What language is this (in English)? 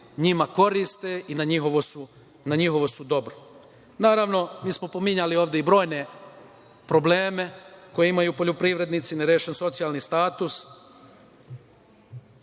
Serbian